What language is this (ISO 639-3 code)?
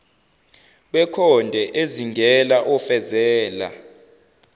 zul